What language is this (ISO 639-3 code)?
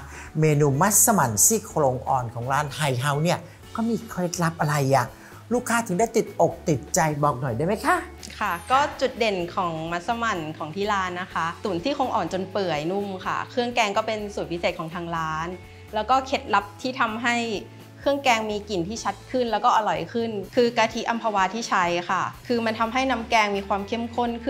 tha